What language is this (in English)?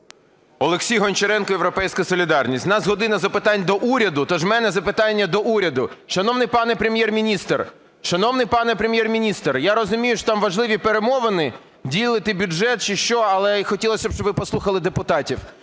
Ukrainian